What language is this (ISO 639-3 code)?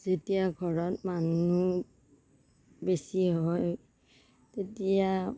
asm